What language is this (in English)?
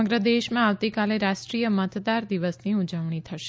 Gujarati